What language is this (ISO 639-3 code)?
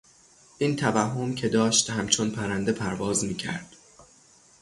fas